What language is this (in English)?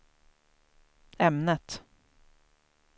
Swedish